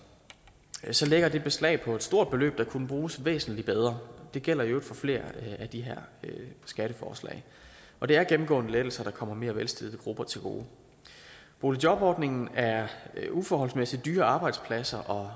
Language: Danish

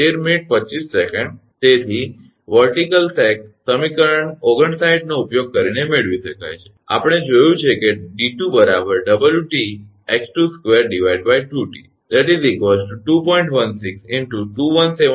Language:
Gujarati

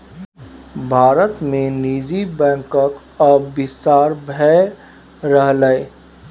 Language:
Maithili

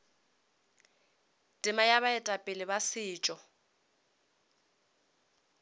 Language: Northern Sotho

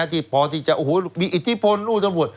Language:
Thai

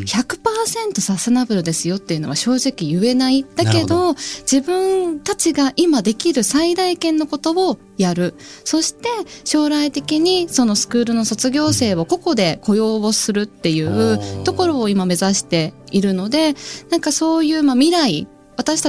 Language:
Japanese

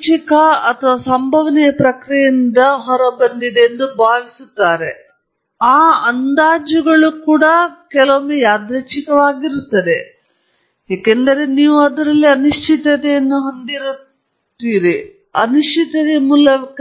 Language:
Kannada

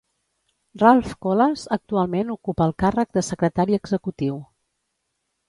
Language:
Catalan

